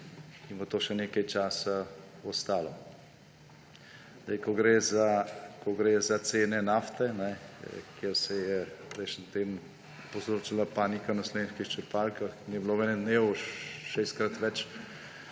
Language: Slovenian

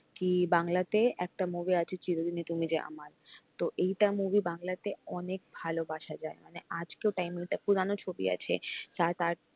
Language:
Bangla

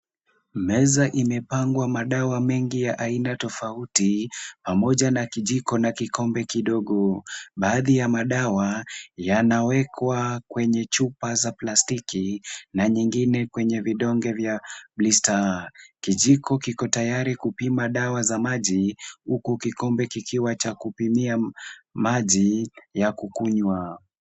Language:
Swahili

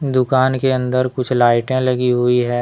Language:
Hindi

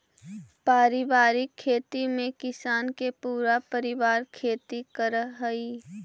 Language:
Magahi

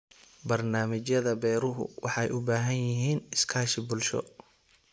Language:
Somali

